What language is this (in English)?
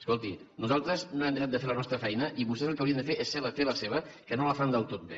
Catalan